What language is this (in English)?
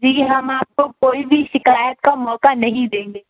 Urdu